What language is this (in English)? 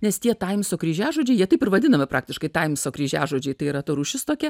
Lithuanian